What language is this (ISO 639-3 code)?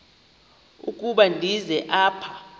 xho